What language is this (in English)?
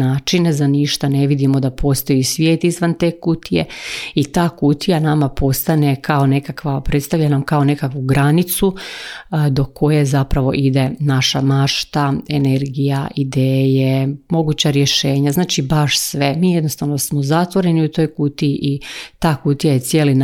Croatian